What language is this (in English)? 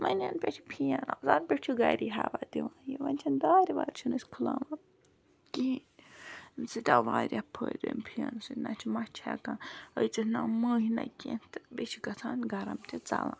Kashmiri